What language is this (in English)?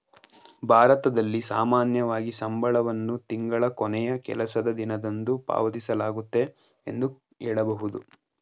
Kannada